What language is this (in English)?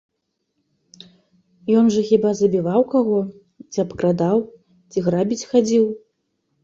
Belarusian